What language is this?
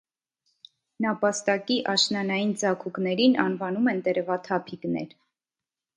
Armenian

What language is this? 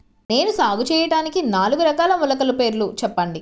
Telugu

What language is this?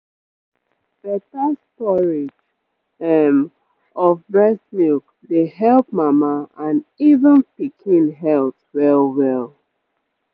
Nigerian Pidgin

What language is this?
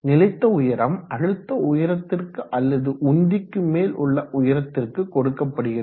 Tamil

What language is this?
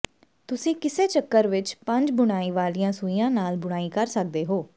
Punjabi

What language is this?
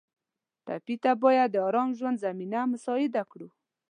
Pashto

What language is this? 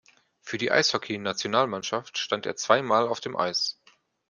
German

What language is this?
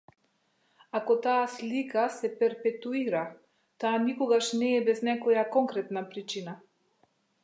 Macedonian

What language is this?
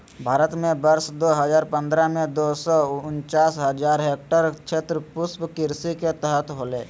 Magahi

